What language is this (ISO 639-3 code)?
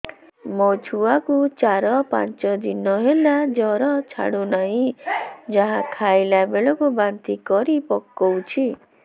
ori